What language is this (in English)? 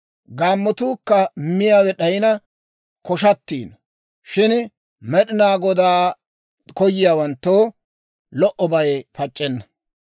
Dawro